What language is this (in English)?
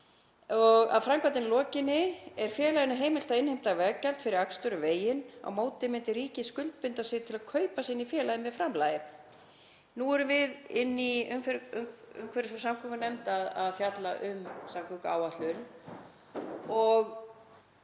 Icelandic